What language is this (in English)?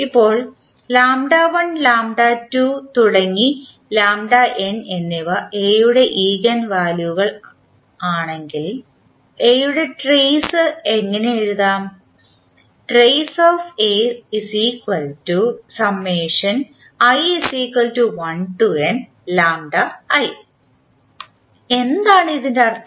Malayalam